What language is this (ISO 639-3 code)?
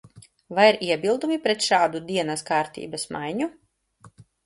lav